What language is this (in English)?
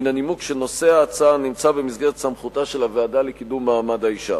Hebrew